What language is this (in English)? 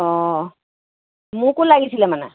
Assamese